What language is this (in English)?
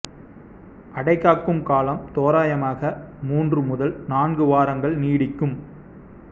Tamil